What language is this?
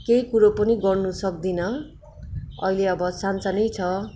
Nepali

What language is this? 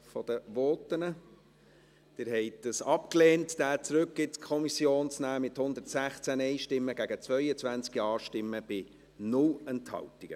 Swiss German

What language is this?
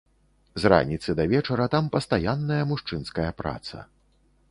Belarusian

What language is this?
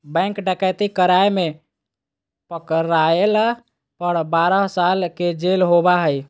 Magahi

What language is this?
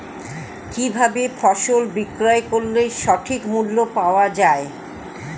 Bangla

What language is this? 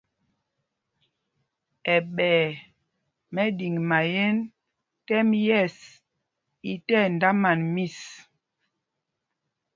Mpumpong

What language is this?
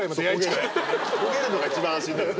Japanese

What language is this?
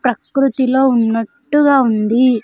Telugu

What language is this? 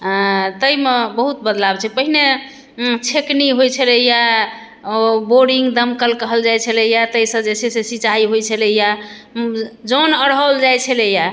Maithili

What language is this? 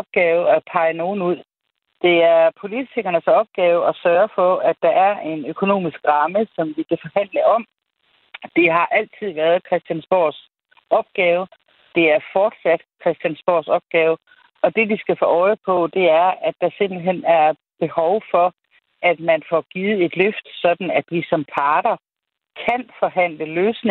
Danish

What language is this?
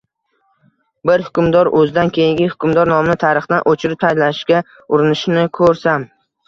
Uzbek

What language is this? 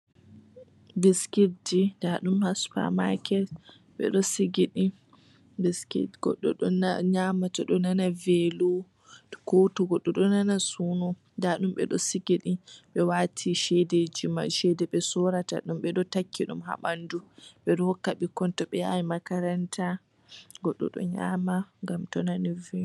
Fula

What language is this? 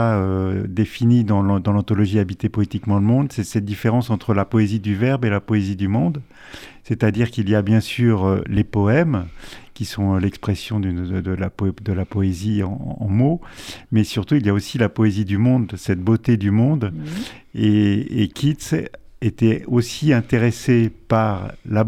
French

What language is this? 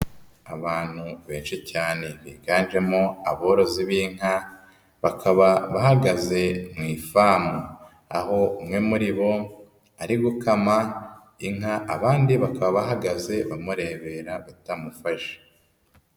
Kinyarwanda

